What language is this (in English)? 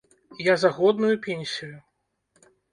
Belarusian